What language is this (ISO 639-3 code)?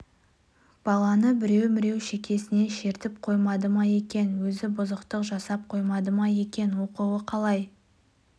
kaz